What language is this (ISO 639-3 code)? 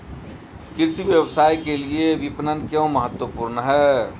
hin